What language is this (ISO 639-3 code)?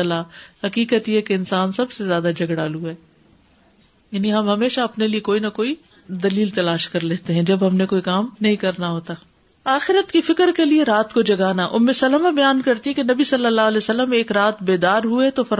urd